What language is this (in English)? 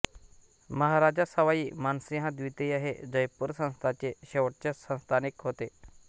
Marathi